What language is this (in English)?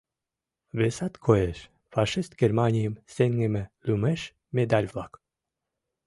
Mari